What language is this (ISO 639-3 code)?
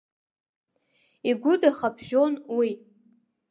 abk